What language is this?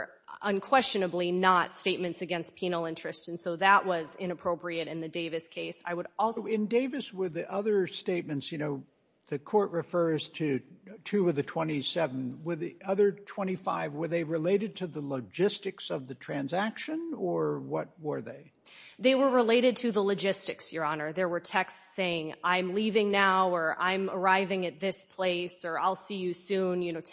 English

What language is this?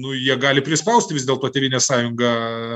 Lithuanian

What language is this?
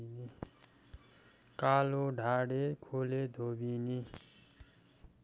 Nepali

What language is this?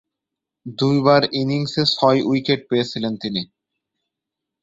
Bangla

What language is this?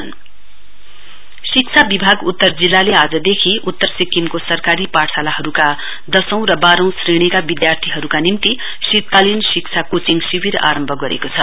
Nepali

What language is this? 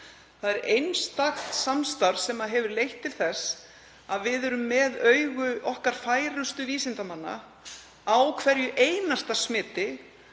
Icelandic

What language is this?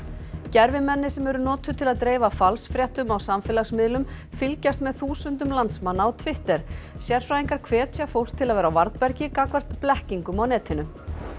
Icelandic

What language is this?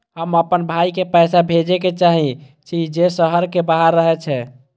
Maithili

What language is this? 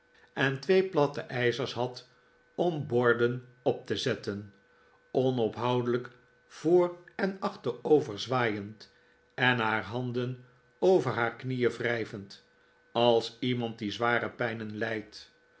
Dutch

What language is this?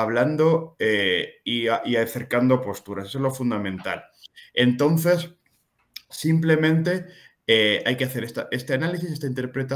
Spanish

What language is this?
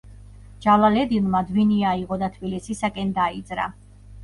Georgian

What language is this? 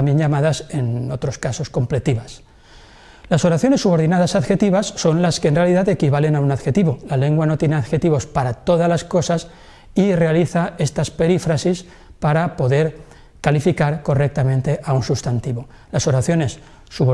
Spanish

